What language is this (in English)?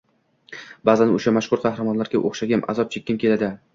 Uzbek